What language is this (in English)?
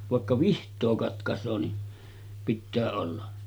Finnish